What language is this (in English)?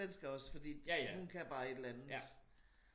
Danish